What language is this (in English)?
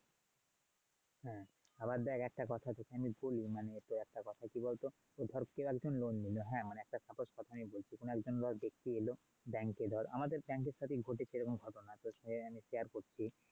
Bangla